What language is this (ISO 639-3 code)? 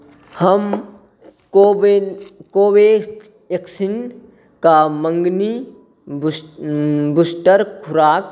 mai